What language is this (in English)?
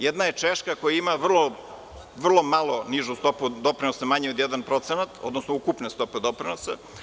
Serbian